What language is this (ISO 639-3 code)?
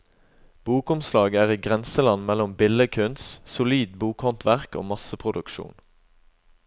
nor